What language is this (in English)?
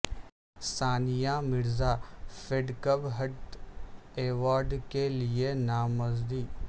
Urdu